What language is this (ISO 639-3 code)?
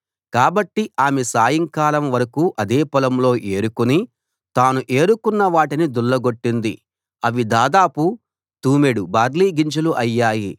tel